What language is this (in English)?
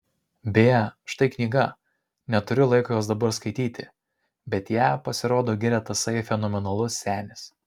Lithuanian